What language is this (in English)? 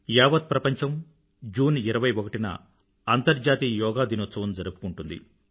Telugu